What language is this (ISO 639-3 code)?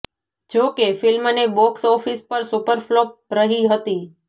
guj